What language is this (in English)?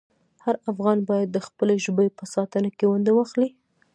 Pashto